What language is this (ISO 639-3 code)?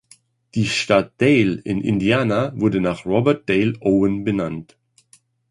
deu